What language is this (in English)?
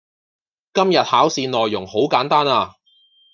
Cantonese